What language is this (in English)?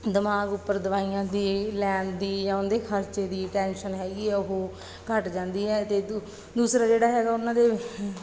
Punjabi